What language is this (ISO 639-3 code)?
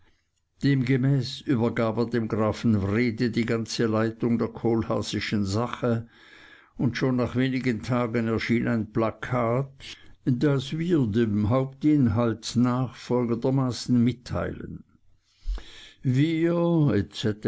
deu